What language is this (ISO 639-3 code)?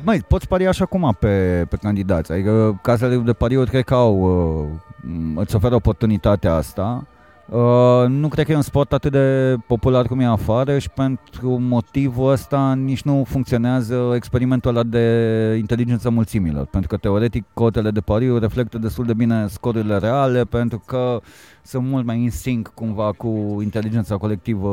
ron